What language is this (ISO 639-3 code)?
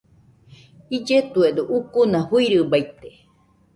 hux